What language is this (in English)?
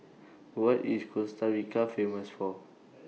English